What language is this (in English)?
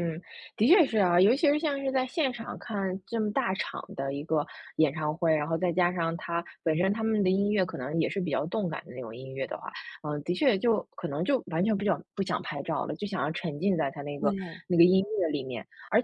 Chinese